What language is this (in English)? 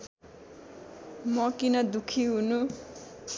Nepali